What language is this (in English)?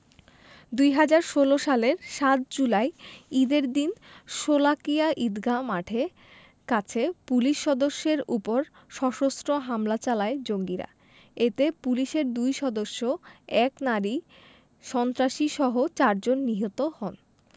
Bangla